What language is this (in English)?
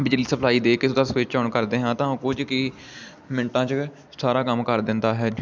Punjabi